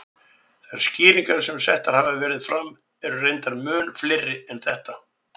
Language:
Icelandic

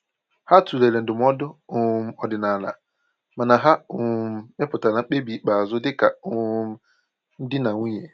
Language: Igbo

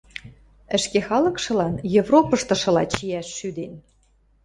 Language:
Western Mari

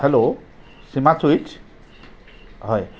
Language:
Assamese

